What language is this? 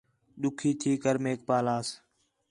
Khetrani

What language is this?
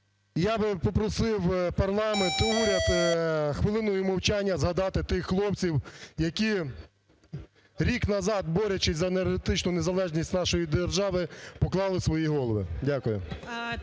Ukrainian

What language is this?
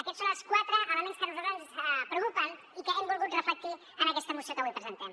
Catalan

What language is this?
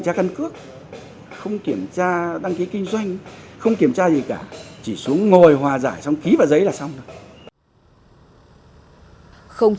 Vietnamese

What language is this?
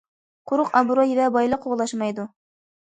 Uyghur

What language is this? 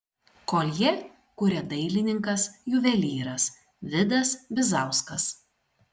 Lithuanian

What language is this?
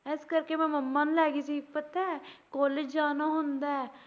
Punjabi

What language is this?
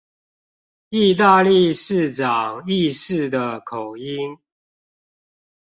Chinese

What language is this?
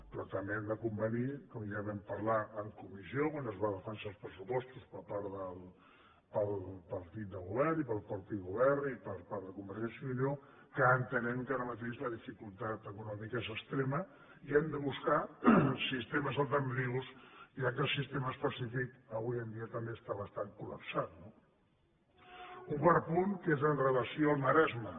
Catalan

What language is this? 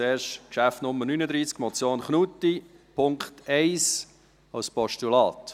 Swiss German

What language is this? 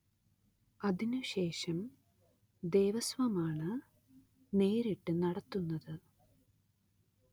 Malayalam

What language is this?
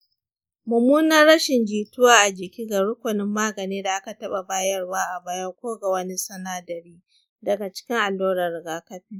Hausa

